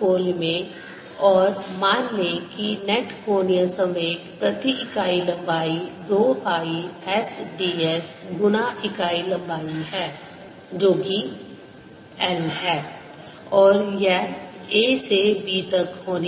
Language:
Hindi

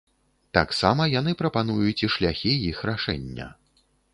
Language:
Belarusian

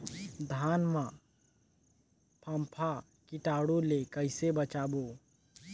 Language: Chhattisgarhi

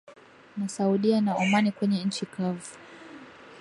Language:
Swahili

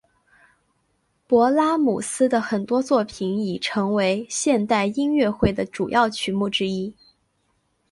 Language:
Chinese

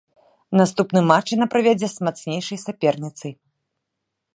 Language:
Belarusian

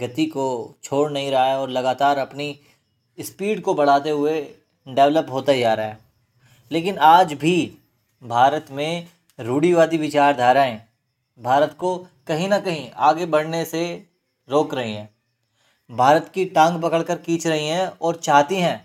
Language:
Hindi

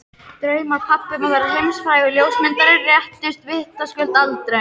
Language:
Icelandic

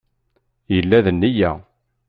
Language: Kabyle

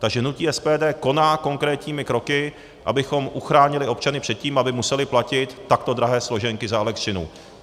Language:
Czech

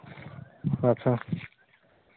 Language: Santali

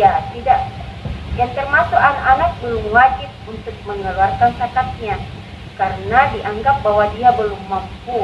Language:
Indonesian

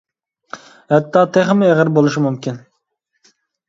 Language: Uyghur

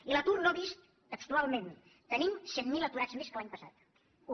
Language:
Catalan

